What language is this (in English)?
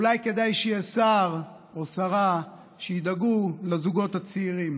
Hebrew